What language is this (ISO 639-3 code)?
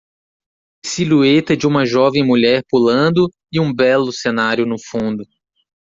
por